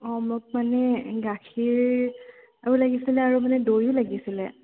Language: Assamese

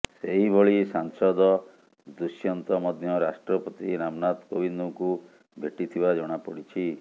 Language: Odia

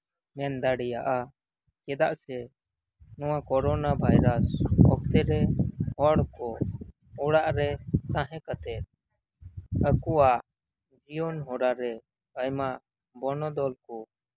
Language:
Santali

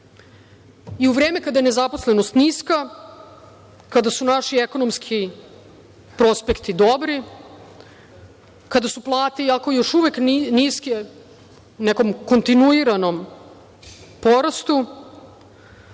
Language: Serbian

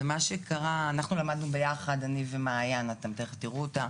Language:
Hebrew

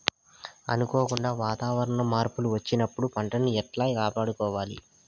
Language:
Telugu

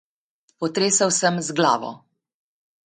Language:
Slovenian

